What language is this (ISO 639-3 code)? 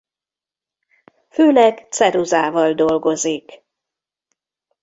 hun